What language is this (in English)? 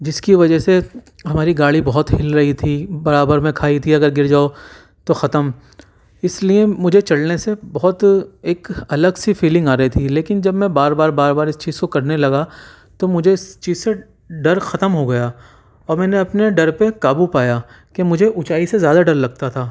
Urdu